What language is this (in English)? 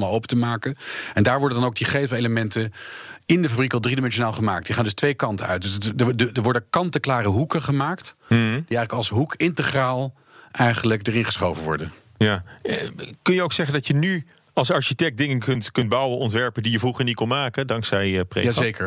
Dutch